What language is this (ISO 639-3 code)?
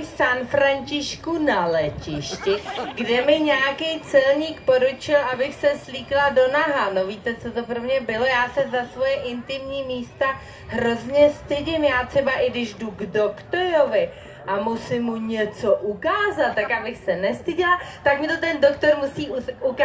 ces